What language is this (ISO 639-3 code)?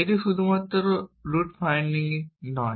ben